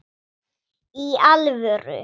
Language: Icelandic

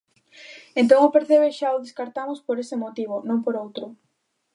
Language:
Galician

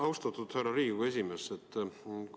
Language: Estonian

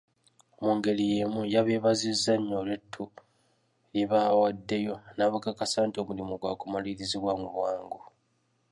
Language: Ganda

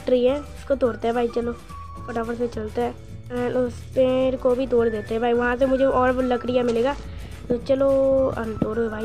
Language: Hindi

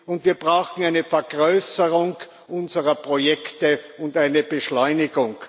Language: German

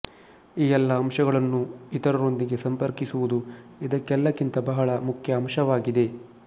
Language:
Kannada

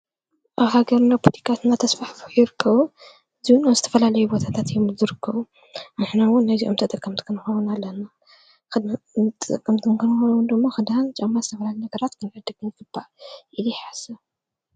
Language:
Tigrinya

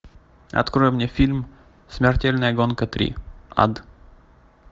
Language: Russian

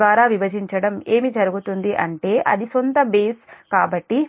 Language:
Telugu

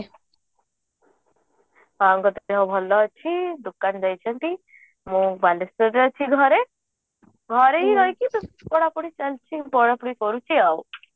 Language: Odia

